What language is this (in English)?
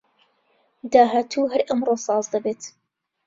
Central Kurdish